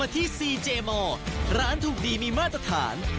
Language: Thai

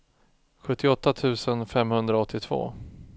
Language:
Swedish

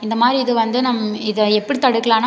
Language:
Tamil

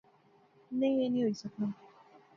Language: Pahari-Potwari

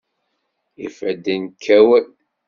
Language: Kabyle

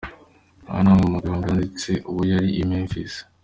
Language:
Kinyarwanda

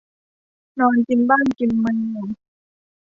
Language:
Thai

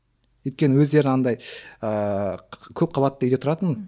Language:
Kazakh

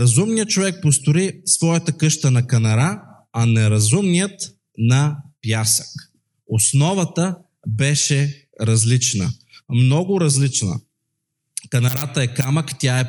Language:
Bulgarian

